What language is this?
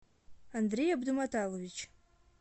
Russian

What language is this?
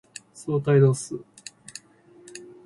Japanese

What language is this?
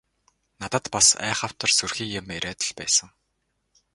Mongolian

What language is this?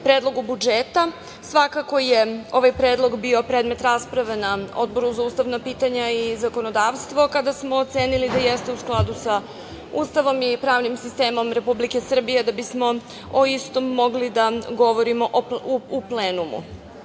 Serbian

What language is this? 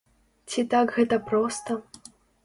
Belarusian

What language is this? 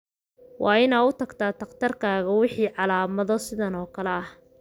Somali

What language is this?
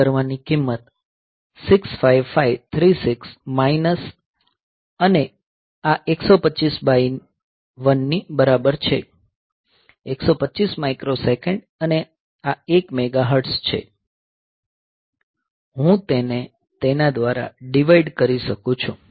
Gujarati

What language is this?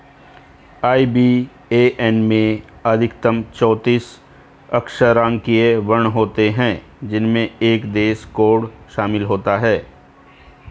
Hindi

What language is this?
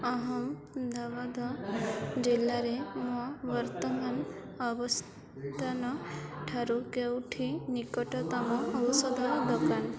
Odia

